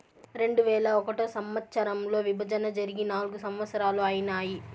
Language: Telugu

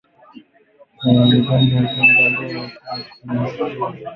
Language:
Swahili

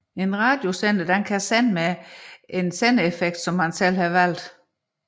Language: Danish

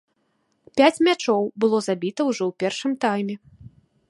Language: Belarusian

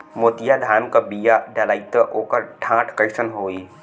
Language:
Bhojpuri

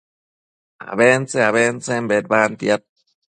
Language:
Matsés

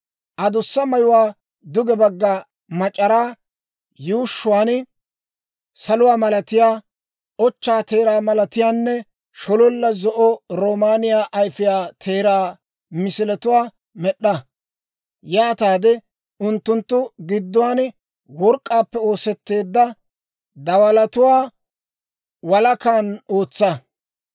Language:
Dawro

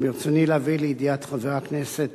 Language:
Hebrew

